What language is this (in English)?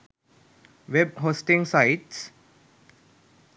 Sinhala